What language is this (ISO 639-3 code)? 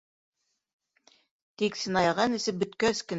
bak